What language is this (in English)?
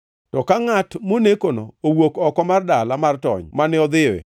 Luo (Kenya and Tanzania)